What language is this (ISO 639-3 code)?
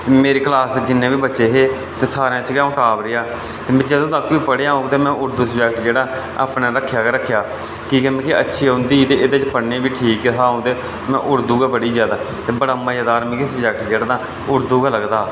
doi